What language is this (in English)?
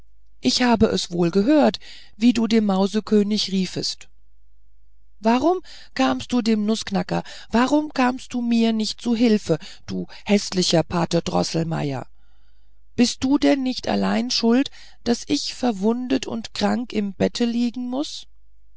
German